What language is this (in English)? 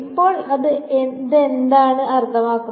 Malayalam